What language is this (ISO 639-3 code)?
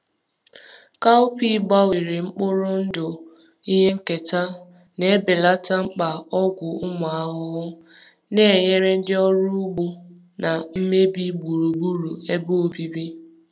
ibo